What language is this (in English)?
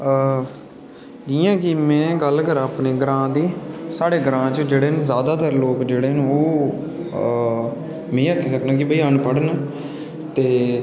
Dogri